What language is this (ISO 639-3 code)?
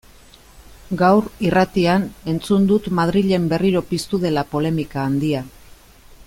eus